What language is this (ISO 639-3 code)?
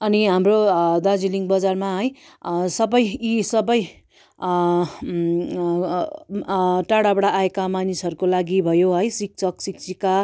nep